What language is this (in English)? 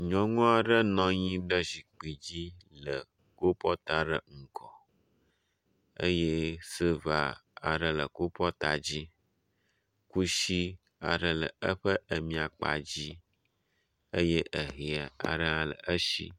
Ewe